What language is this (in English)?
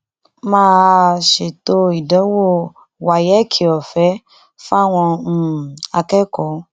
Yoruba